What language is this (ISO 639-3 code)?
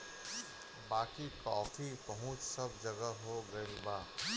bho